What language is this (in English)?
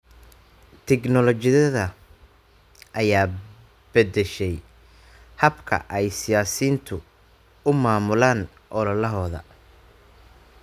Somali